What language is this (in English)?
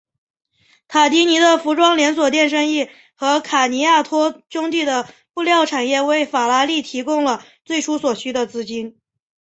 Chinese